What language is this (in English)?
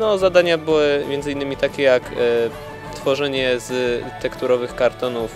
Polish